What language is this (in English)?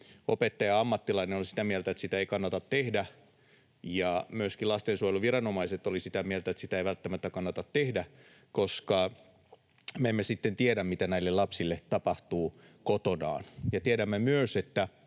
Finnish